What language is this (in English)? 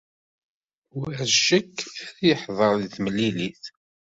Kabyle